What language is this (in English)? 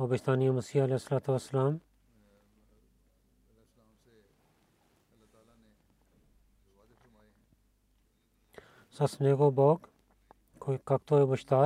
Bulgarian